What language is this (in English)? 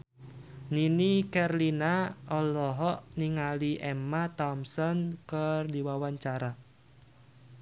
Sundanese